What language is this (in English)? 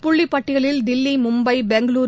Tamil